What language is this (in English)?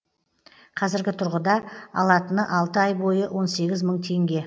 Kazakh